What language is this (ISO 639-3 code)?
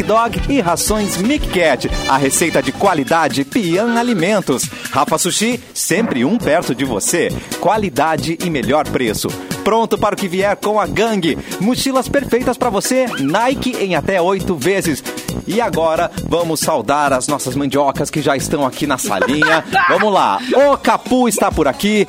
por